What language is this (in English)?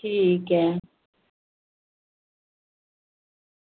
Dogri